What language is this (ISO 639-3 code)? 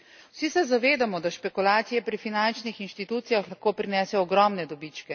slv